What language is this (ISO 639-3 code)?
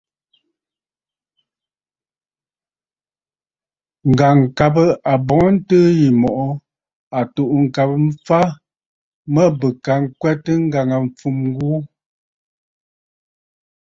bfd